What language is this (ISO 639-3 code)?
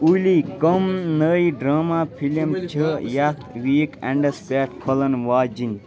kas